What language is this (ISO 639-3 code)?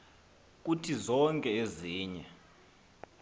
xho